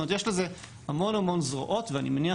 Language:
Hebrew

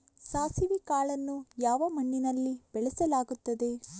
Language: Kannada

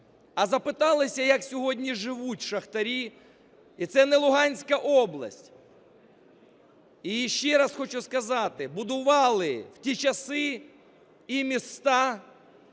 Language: Ukrainian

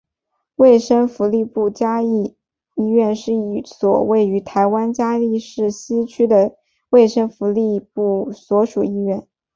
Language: Chinese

